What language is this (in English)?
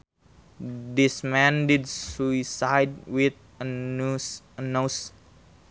Sundanese